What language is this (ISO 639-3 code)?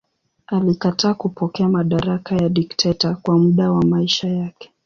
swa